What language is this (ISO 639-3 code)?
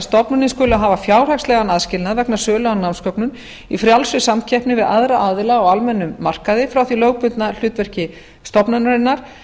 isl